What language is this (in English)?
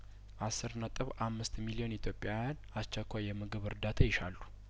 Amharic